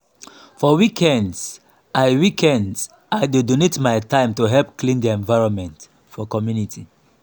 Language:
Nigerian Pidgin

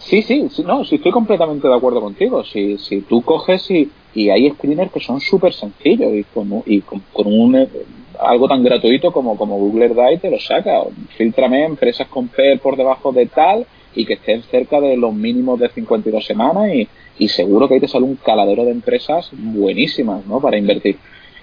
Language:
Spanish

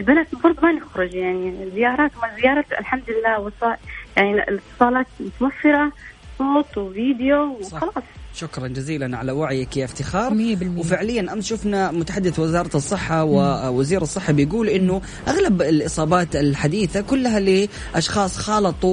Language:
Arabic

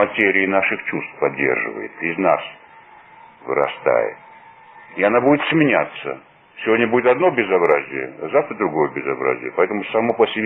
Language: Russian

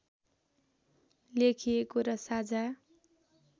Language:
Nepali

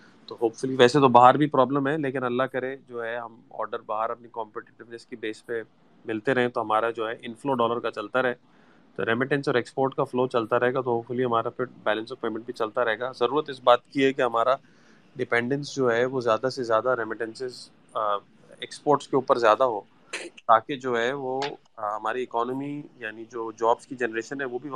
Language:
Urdu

